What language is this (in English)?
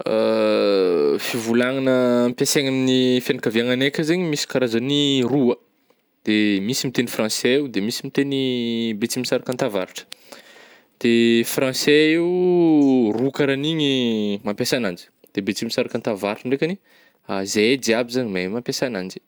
Northern Betsimisaraka Malagasy